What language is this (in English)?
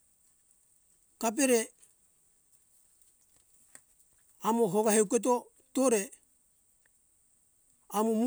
Hunjara-Kaina Ke